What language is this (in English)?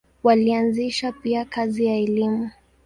Swahili